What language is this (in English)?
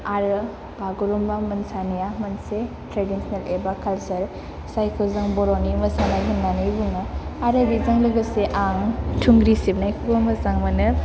Bodo